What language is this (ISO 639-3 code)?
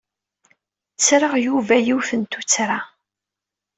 kab